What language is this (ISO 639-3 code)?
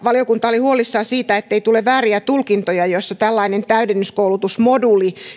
fin